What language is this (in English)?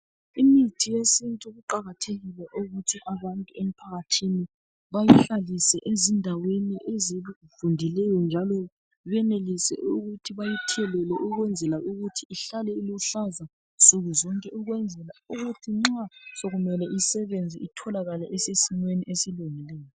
North Ndebele